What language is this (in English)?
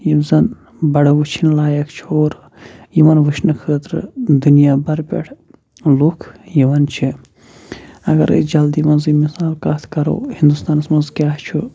Kashmiri